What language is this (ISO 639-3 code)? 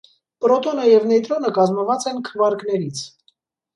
hye